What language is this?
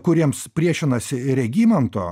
Lithuanian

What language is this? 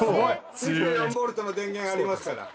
Japanese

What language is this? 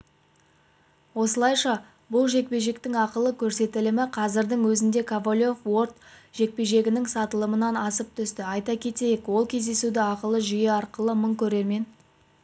Kazakh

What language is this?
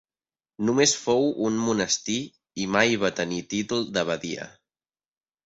Catalan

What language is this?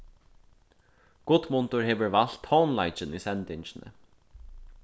Faroese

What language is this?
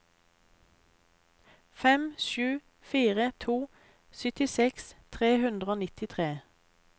Norwegian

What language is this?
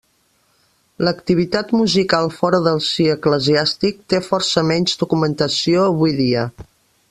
Catalan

